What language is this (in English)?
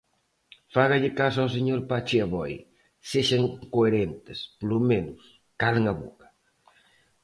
Galician